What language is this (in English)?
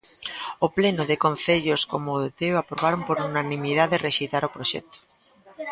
Galician